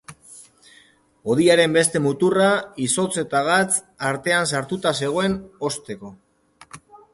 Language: Basque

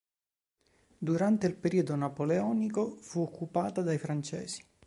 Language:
Italian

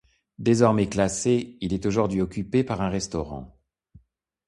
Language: French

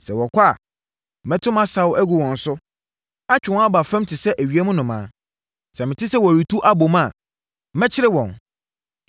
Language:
Akan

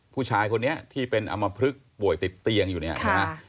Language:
Thai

